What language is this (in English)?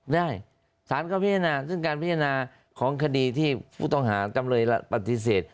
Thai